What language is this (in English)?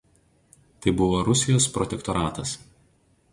Lithuanian